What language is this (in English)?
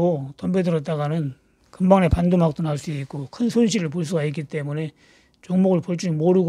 Korean